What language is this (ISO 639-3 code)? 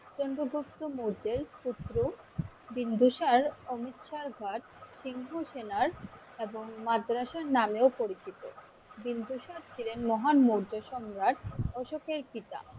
ben